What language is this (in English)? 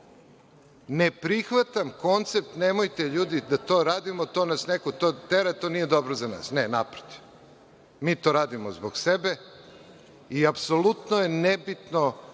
Serbian